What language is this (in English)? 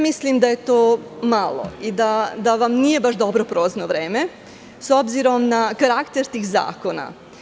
Serbian